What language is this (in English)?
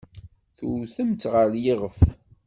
Kabyle